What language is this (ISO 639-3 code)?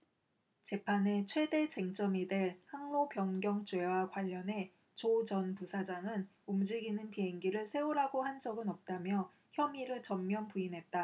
kor